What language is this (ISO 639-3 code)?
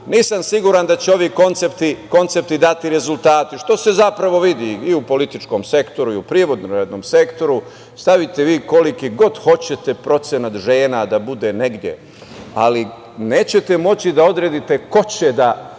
srp